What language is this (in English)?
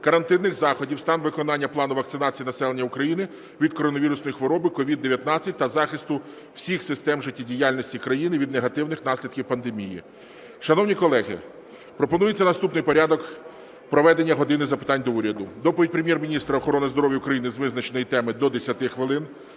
Ukrainian